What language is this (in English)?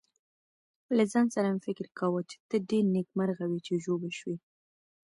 Pashto